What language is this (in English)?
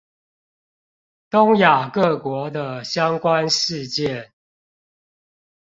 Chinese